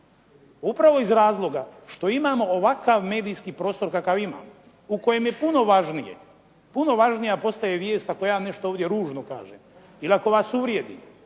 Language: Croatian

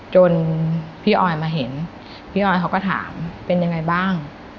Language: Thai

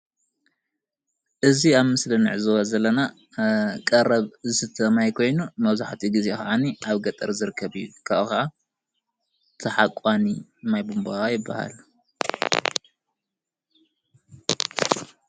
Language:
Tigrinya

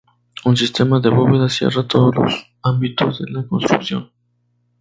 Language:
Spanish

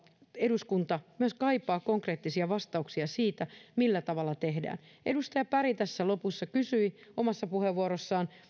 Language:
Finnish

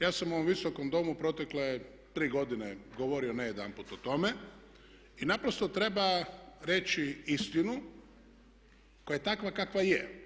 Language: Croatian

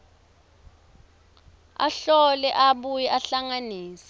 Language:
Swati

